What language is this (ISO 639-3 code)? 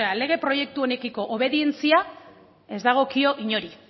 eus